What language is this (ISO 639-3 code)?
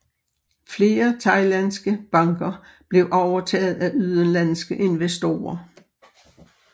dan